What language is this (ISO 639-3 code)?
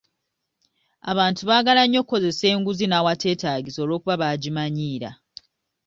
lug